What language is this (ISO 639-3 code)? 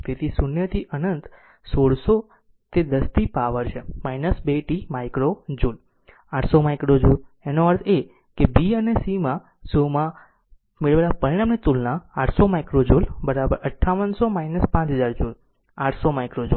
guj